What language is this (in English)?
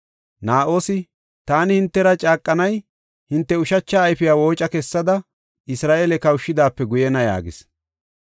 Gofa